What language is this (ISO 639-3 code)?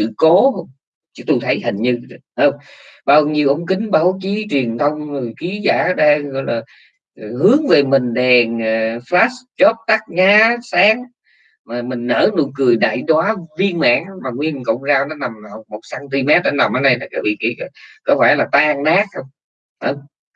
vie